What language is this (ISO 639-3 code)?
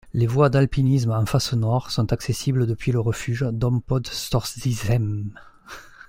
fra